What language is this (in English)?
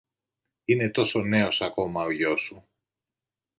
Greek